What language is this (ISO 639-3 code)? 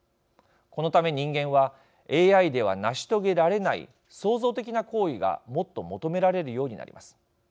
jpn